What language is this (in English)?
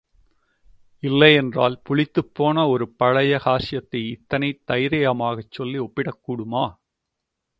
Tamil